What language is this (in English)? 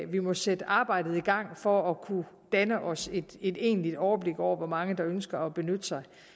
Danish